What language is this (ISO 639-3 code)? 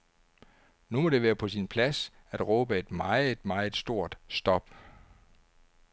dan